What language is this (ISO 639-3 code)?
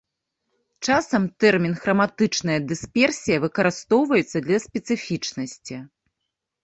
bel